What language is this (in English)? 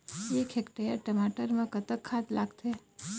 Chhattisgarhi